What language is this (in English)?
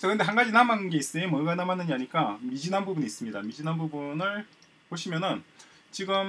Korean